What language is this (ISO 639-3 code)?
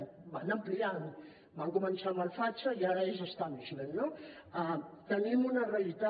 cat